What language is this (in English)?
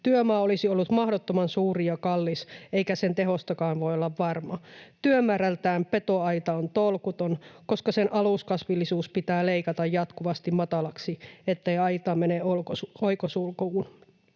Finnish